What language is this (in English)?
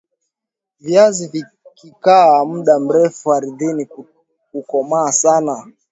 Swahili